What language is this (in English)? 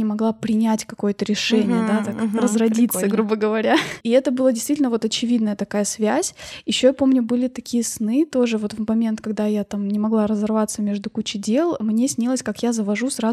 Russian